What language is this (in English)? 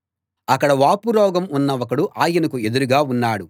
Telugu